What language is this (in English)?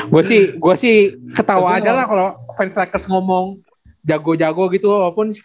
Indonesian